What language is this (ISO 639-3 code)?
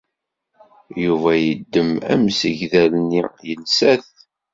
kab